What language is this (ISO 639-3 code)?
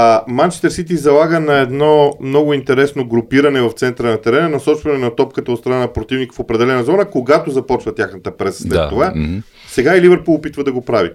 bul